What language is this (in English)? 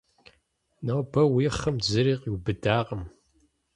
Kabardian